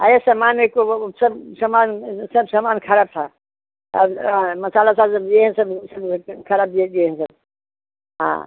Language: Hindi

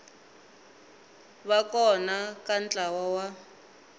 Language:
Tsonga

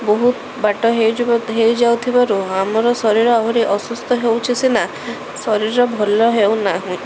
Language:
Odia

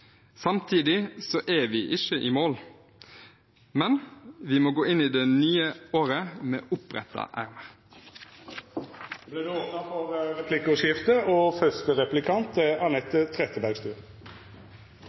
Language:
Norwegian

